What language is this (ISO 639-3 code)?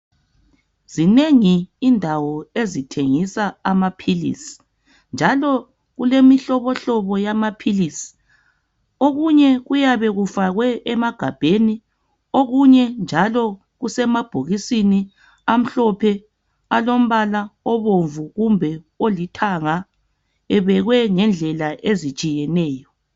nde